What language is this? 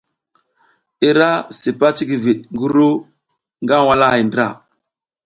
South Giziga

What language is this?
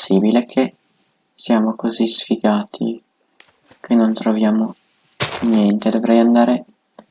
Italian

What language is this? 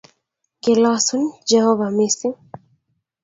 Kalenjin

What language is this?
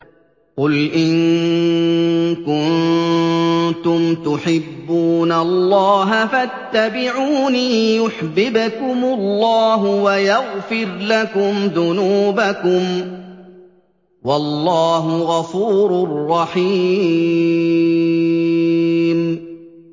Arabic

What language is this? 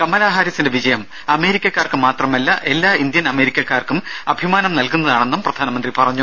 Malayalam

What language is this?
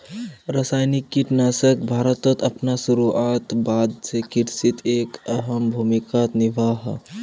Magahi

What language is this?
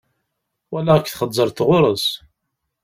Kabyle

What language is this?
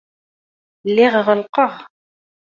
Kabyle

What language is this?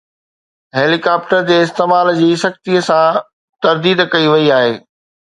Sindhi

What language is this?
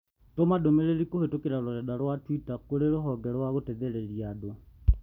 Kikuyu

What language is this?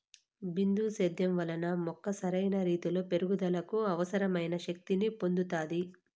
Telugu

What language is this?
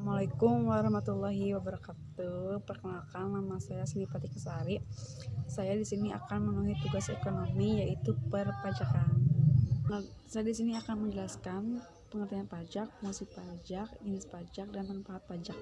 Indonesian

